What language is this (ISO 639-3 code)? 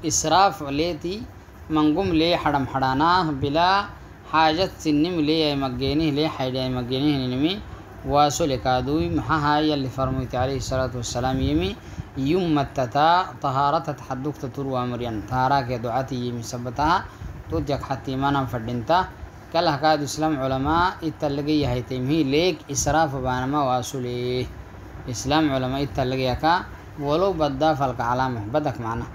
ara